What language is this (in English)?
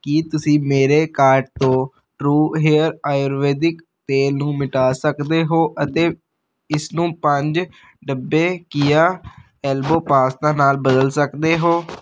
Punjabi